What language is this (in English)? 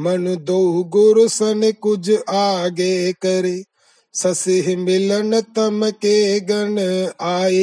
Hindi